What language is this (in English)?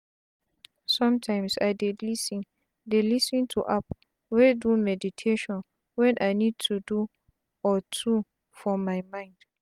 Nigerian Pidgin